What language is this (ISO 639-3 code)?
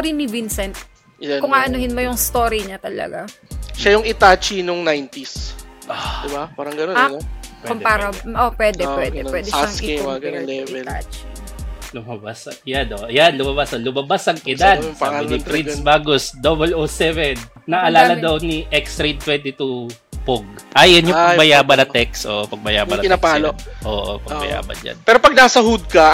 fil